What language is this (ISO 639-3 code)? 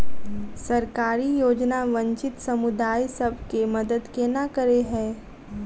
mai